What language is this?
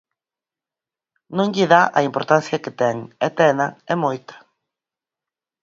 Galician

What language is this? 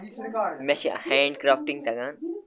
Kashmiri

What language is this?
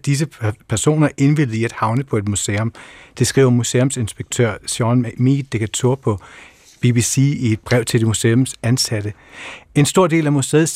Danish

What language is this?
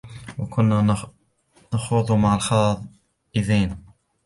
Arabic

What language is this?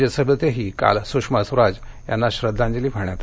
Marathi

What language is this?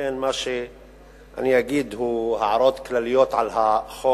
Hebrew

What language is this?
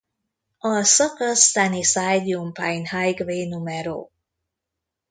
Hungarian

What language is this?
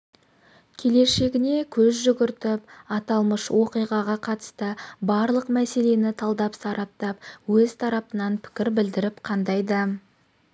Kazakh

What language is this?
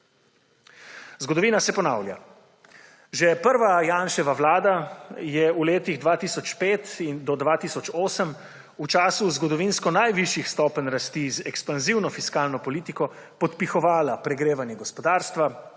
Slovenian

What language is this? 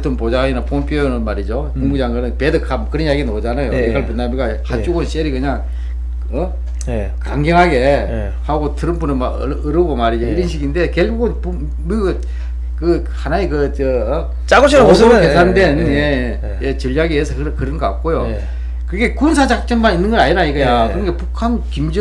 Korean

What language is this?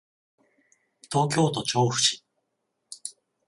Japanese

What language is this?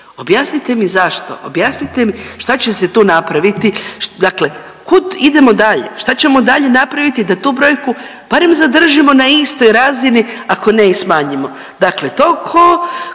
Croatian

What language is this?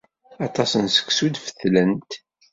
Kabyle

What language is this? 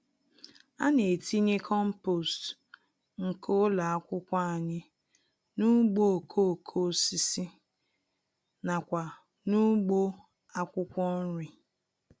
Igbo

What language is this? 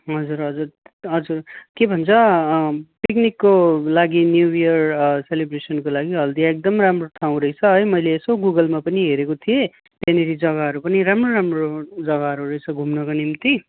Nepali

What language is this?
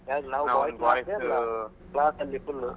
Kannada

